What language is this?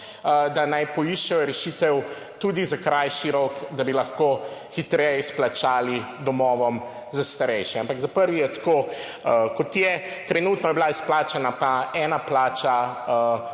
Slovenian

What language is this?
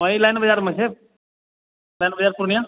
Maithili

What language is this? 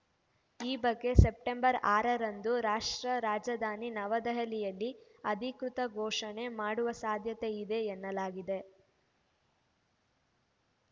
Kannada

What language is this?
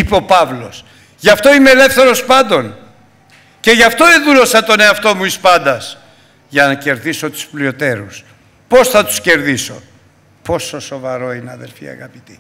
Greek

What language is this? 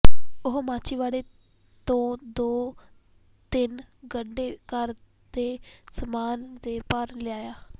Punjabi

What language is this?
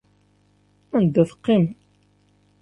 Kabyle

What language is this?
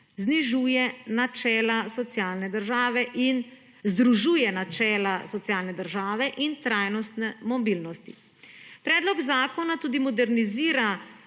Slovenian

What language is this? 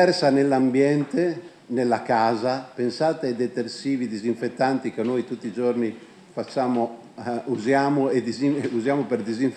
Italian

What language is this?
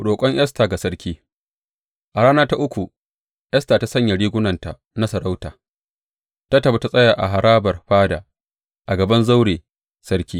Hausa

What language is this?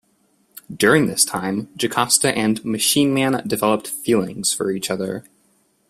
English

